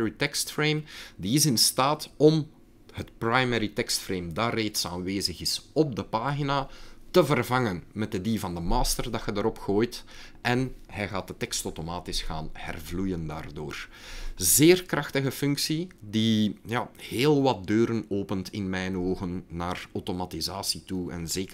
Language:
Dutch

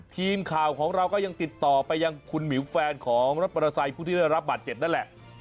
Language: Thai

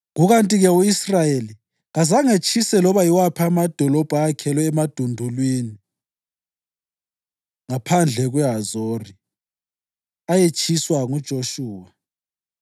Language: North Ndebele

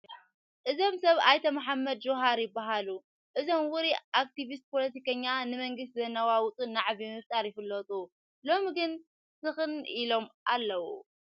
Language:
Tigrinya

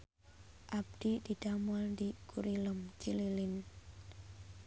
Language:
Sundanese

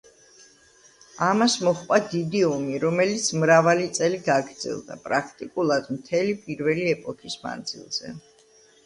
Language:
Georgian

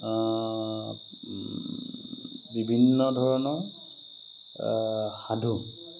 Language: Assamese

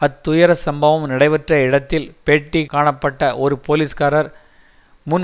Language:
Tamil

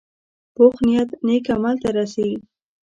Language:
Pashto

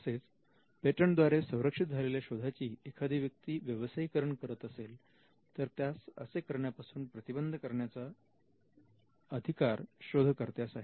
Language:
Marathi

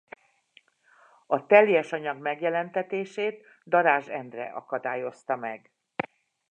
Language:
Hungarian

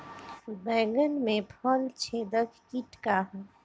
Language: Bhojpuri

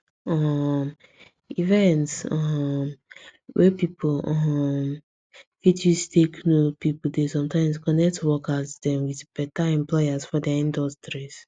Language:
Nigerian Pidgin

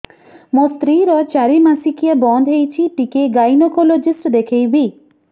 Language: Odia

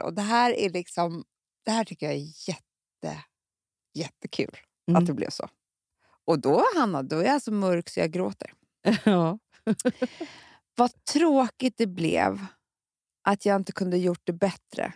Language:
Swedish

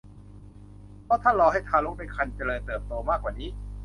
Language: Thai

